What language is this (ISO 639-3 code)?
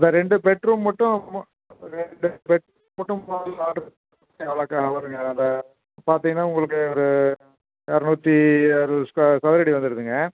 tam